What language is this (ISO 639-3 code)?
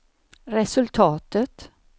swe